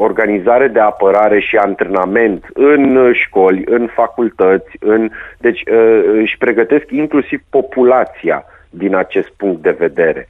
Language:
Romanian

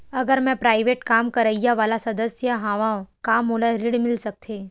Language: Chhattisgarhi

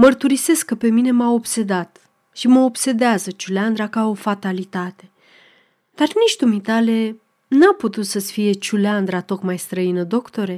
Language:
Romanian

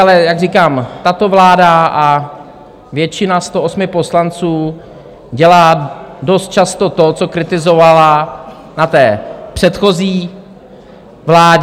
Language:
Czech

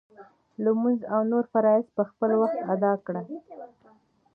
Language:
Pashto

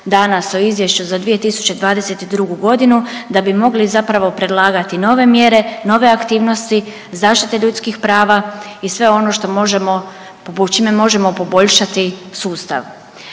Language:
Croatian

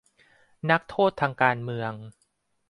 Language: Thai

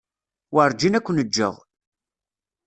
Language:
Kabyle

